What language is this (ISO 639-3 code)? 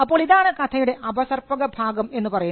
mal